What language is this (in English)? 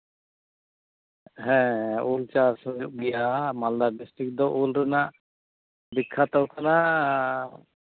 Santali